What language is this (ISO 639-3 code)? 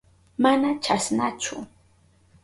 qup